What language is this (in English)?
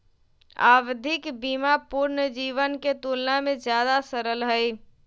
Magahi